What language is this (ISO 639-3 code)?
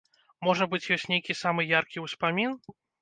bel